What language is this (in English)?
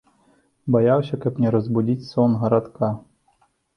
Belarusian